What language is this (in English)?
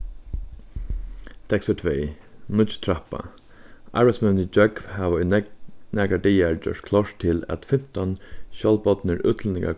Faroese